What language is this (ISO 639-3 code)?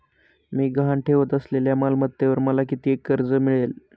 mar